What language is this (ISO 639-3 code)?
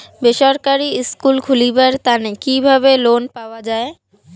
ben